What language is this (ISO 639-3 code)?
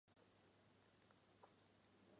zho